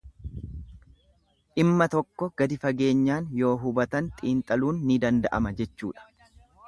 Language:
Oromo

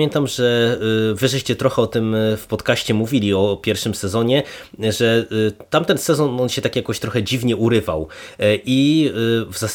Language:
Polish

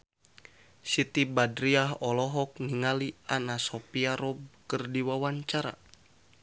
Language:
Sundanese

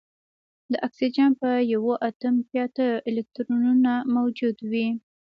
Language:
Pashto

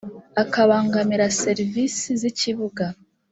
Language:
Kinyarwanda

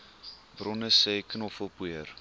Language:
Afrikaans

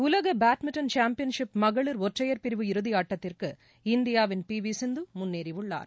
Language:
Tamil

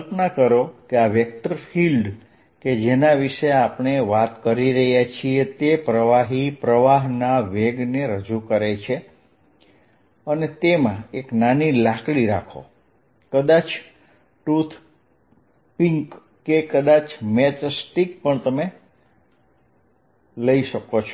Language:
Gujarati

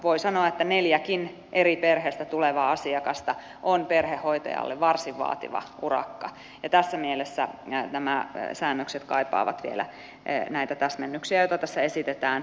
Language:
Finnish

